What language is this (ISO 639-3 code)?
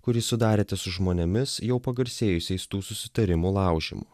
lit